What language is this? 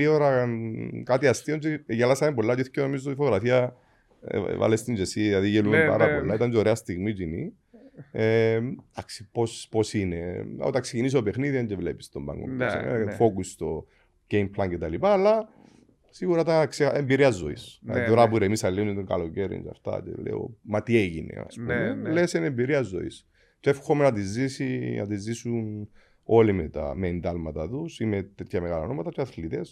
Greek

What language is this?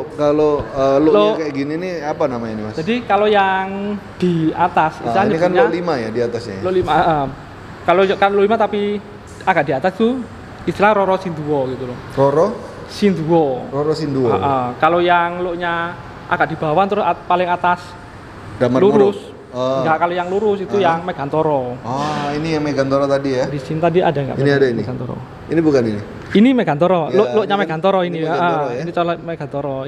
Indonesian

